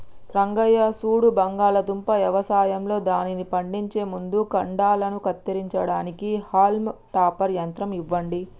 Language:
Telugu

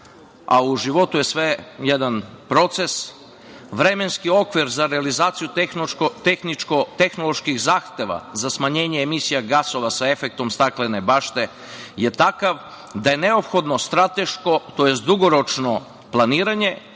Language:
Serbian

